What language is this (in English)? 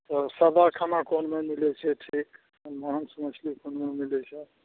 Maithili